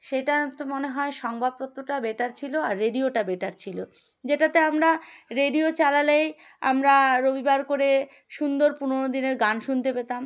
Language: Bangla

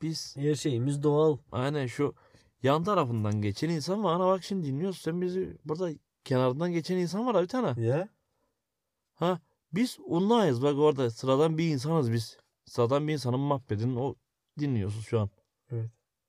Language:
Turkish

